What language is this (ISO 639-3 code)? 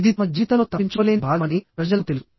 tel